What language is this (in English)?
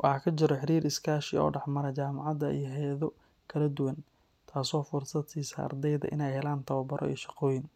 Somali